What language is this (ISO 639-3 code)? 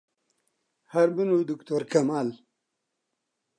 ckb